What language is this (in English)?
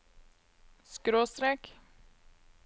Norwegian